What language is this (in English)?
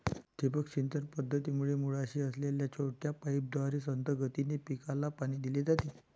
Marathi